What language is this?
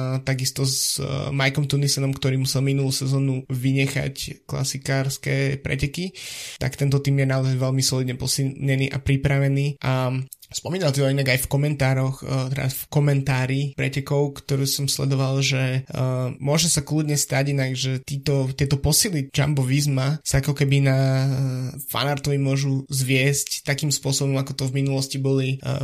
Slovak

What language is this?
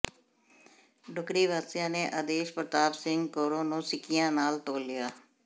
Punjabi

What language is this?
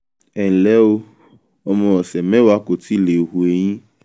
Yoruba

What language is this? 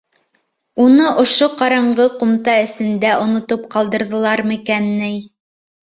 Bashkir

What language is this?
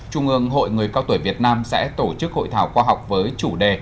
Vietnamese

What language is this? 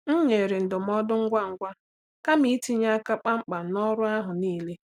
Igbo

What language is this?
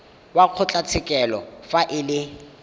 Tswana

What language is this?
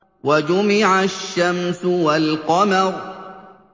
Arabic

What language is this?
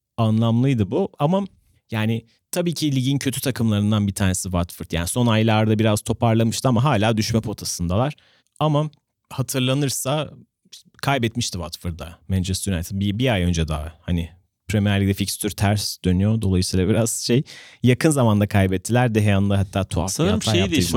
Turkish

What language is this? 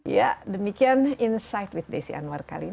Indonesian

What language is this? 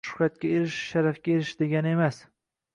Uzbek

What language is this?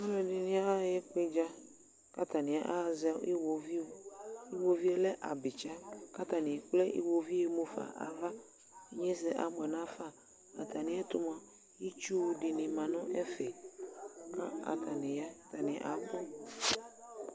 Ikposo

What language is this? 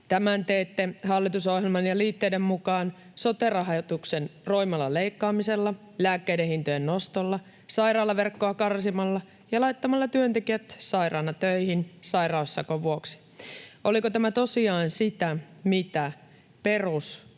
Finnish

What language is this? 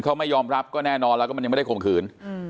Thai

